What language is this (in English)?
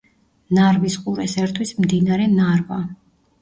Georgian